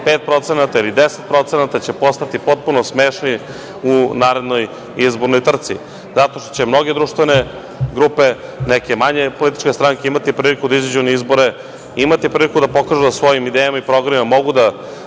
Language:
Serbian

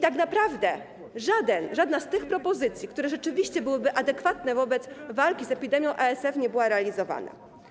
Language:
Polish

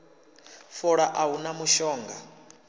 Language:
Venda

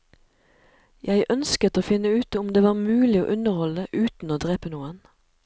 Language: Norwegian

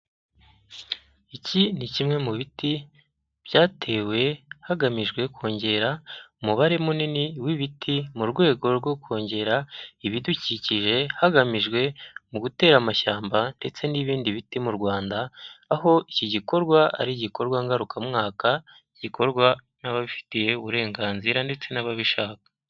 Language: Kinyarwanda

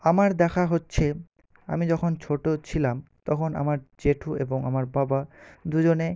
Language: Bangla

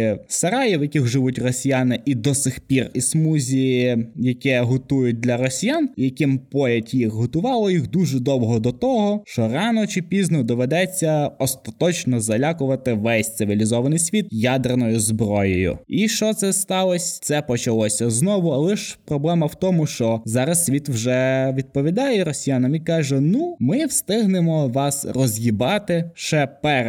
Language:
Ukrainian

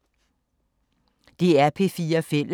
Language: Danish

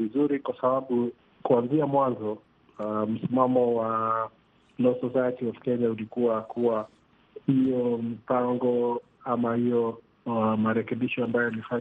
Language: Swahili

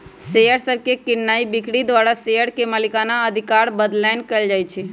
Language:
Magahi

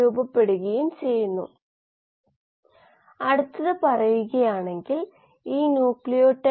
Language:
Malayalam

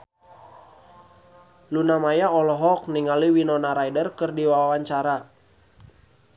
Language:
Sundanese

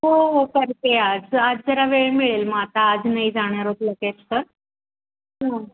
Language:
Marathi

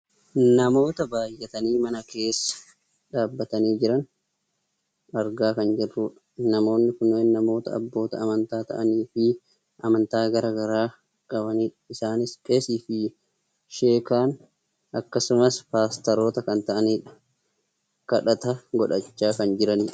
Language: Oromo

